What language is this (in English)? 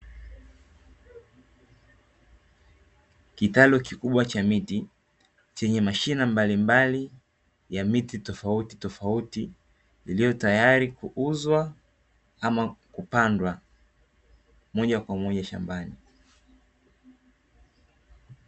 Swahili